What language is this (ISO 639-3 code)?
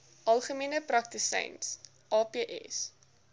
afr